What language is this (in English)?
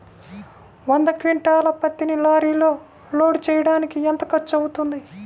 Telugu